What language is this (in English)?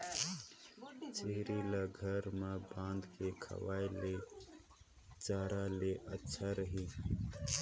Chhattisgarhi